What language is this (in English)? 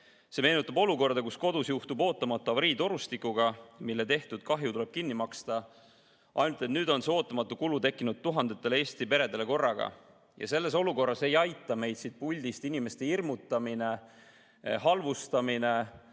Estonian